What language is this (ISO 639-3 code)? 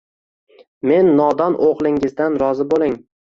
uzb